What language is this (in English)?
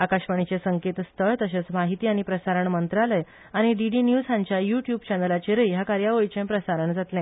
Konkani